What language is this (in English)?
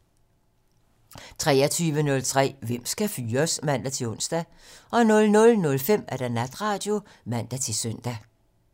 Danish